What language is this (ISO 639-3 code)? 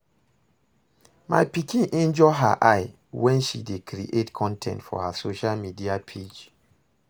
pcm